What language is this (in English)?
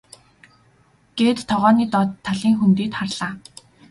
Mongolian